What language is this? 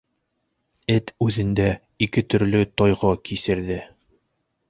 Bashkir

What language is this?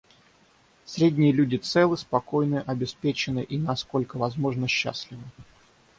Russian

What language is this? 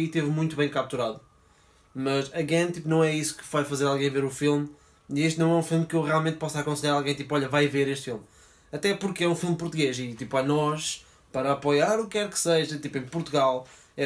Portuguese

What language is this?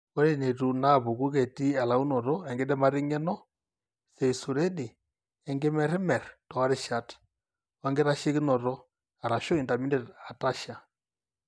Masai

